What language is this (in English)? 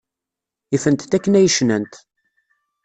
Kabyle